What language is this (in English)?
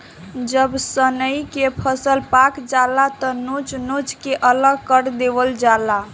Bhojpuri